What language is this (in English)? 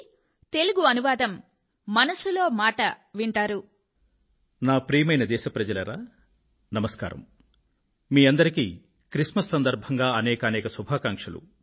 Telugu